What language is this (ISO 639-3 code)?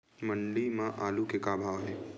hne